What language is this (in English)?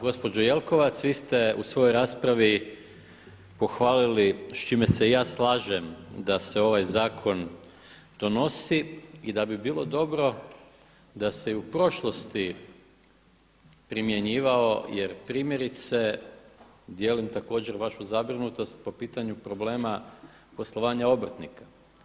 Croatian